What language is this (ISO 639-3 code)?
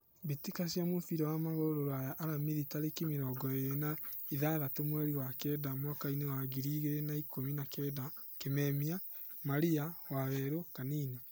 kik